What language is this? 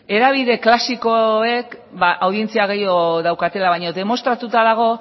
Basque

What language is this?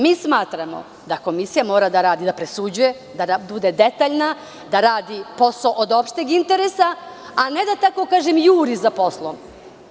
Serbian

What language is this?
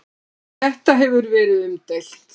Icelandic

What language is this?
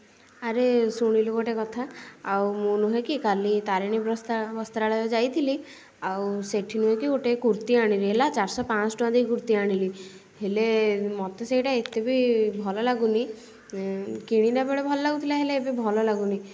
Odia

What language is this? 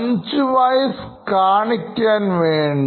Malayalam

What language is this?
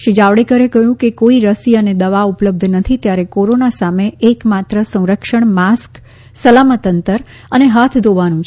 Gujarati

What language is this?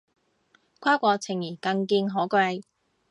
Cantonese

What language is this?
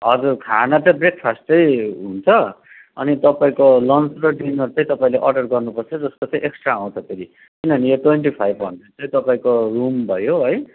Nepali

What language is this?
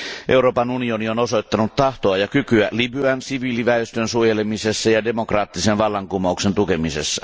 Finnish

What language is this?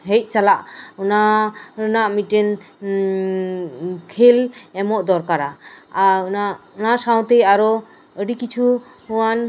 Santali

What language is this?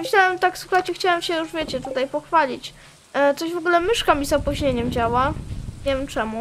Polish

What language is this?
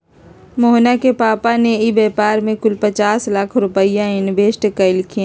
Magahi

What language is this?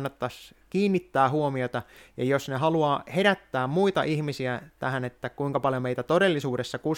Finnish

